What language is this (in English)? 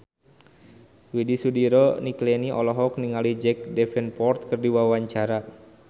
Sundanese